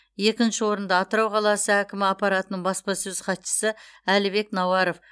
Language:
Kazakh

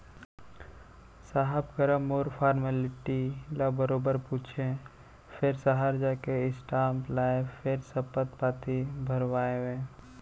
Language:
Chhattisgarhi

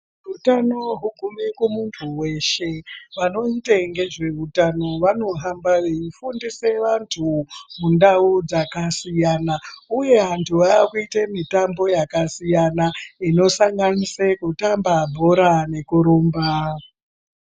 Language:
Ndau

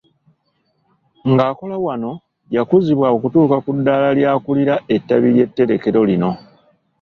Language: Ganda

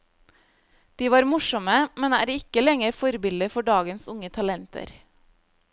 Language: Norwegian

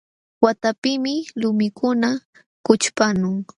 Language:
Jauja Wanca Quechua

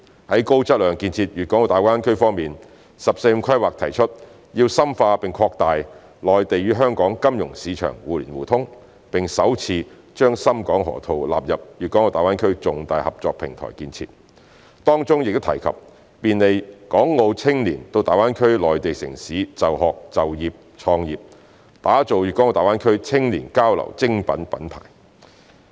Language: Cantonese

